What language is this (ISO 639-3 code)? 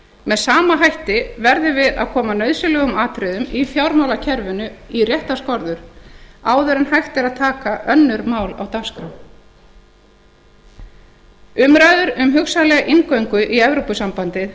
isl